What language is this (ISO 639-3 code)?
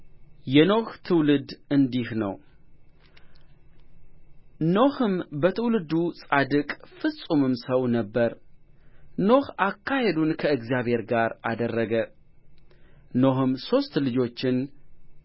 amh